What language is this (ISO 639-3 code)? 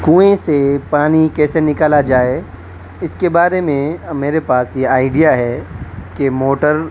urd